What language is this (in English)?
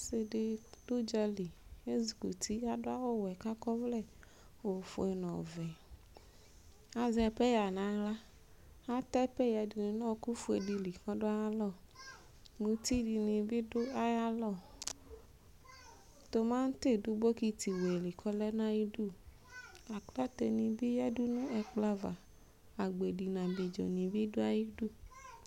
Ikposo